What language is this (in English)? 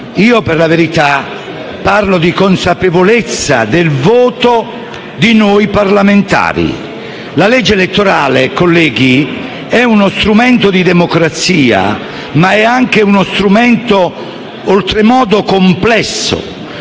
Italian